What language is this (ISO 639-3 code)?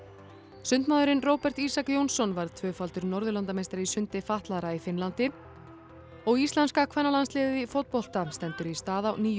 isl